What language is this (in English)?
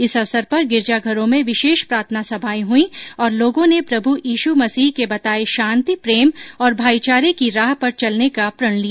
Hindi